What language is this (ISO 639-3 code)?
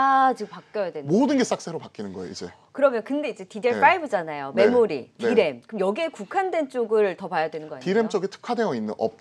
kor